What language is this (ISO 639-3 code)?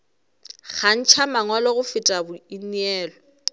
nso